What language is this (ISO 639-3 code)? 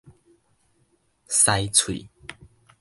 nan